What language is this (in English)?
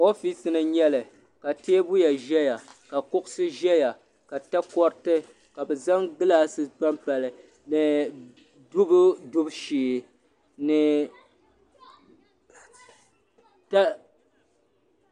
Dagbani